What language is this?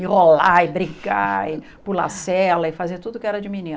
Portuguese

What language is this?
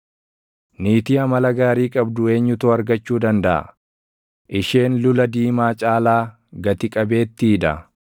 Oromo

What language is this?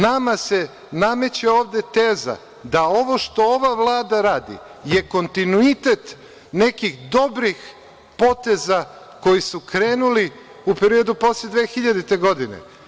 Serbian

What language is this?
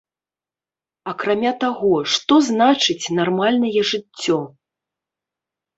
Belarusian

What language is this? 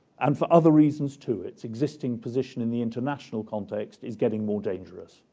English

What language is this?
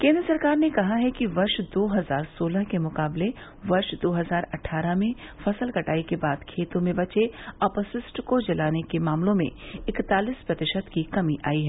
Hindi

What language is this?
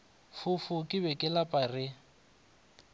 Northern Sotho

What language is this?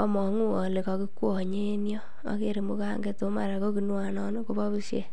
Kalenjin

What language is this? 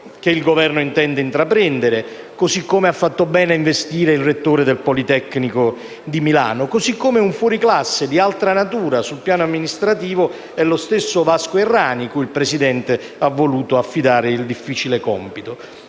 Italian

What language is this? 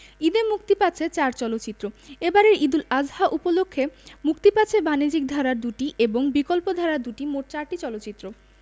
Bangla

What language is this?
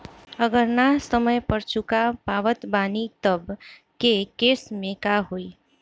Bhojpuri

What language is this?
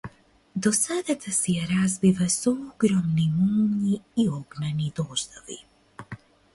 Macedonian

